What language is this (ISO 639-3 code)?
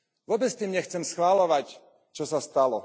slk